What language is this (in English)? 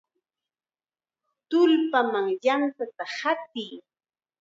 Chiquián Ancash Quechua